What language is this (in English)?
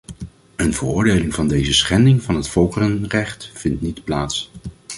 Dutch